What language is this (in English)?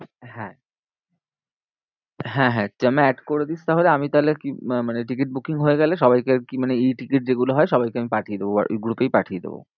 Bangla